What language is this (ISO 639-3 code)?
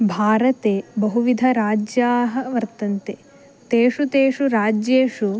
san